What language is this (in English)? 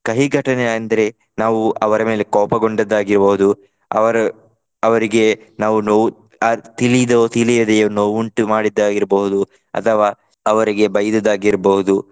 Kannada